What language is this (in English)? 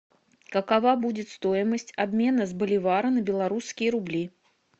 Russian